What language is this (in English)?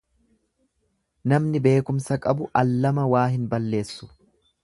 Oromo